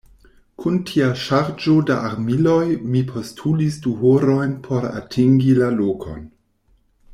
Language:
Esperanto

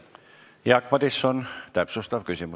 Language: Estonian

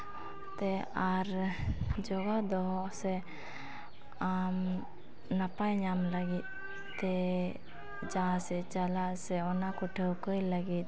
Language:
Santali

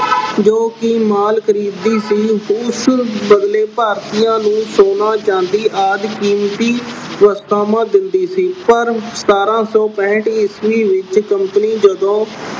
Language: Punjabi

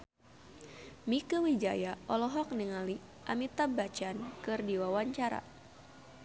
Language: Sundanese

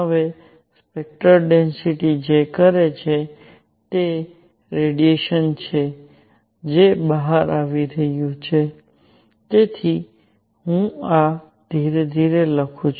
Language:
Gujarati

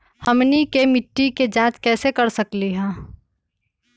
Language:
Magahi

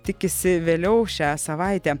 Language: Lithuanian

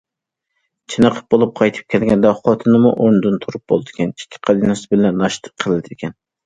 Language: Uyghur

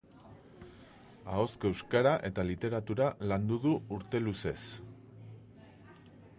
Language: Basque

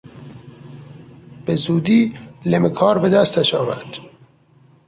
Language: Persian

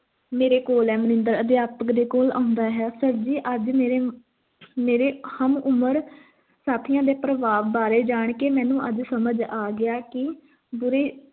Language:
Punjabi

